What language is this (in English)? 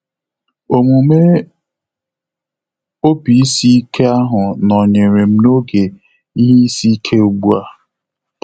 Igbo